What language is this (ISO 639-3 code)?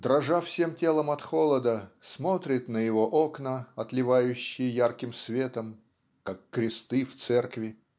rus